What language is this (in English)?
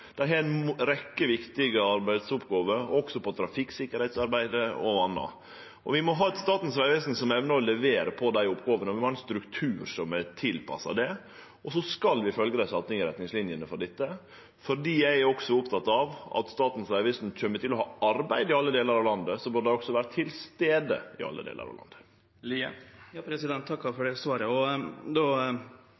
Norwegian Nynorsk